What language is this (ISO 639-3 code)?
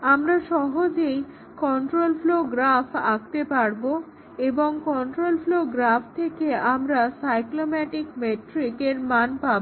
ben